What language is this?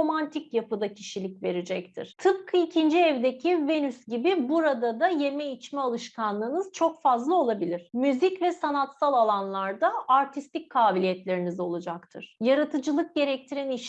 Turkish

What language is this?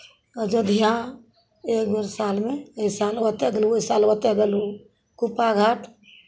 Maithili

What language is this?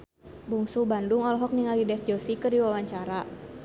Sundanese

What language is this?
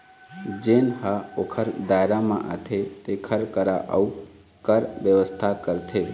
Chhattisgarhi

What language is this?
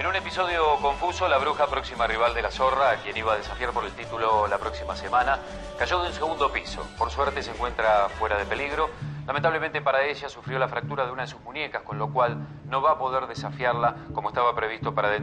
Spanish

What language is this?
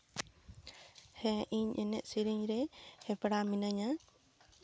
Santali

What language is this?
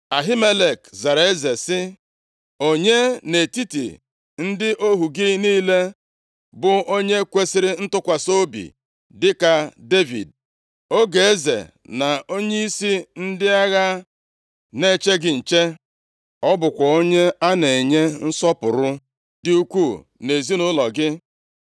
Igbo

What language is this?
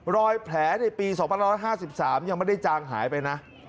Thai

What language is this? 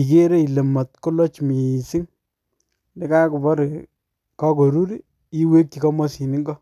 Kalenjin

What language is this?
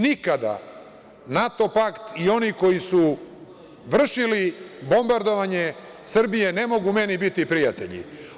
Serbian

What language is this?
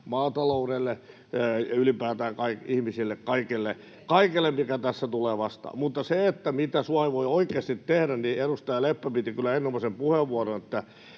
Finnish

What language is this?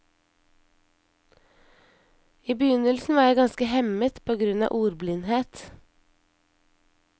Norwegian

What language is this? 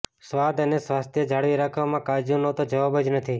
Gujarati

